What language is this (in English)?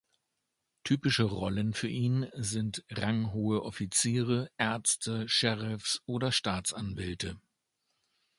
German